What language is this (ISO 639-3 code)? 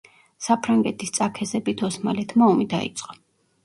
kat